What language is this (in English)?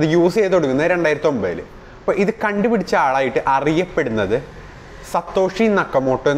Indonesian